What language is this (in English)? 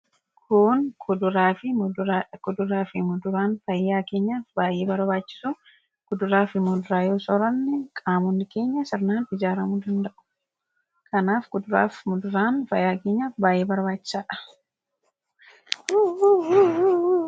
Oromo